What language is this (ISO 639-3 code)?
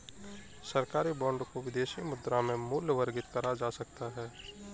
hin